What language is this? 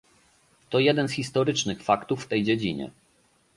Polish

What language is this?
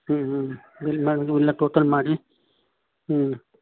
Kannada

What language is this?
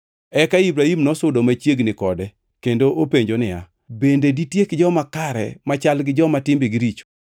Luo (Kenya and Tanzania)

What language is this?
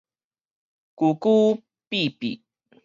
Min Nan Chinese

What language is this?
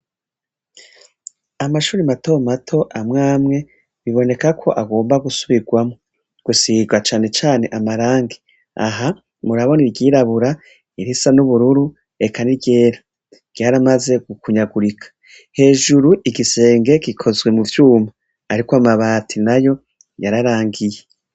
Rundi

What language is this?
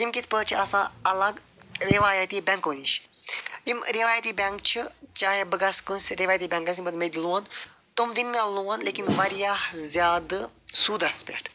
Kashmiri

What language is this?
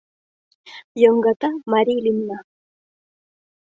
Mari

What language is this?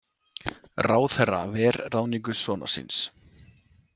Icelandic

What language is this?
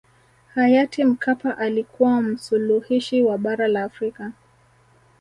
Swahili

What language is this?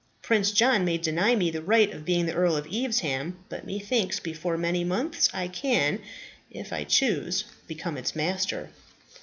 English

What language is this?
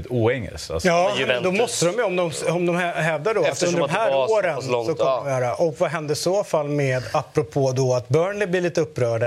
Swedish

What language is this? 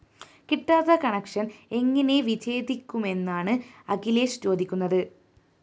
Malayalam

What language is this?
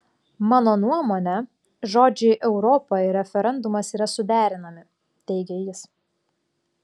Lithuanian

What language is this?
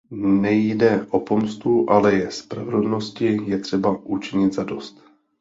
Czech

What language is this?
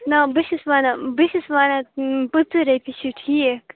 Kashmiri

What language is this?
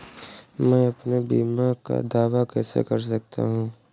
Hindi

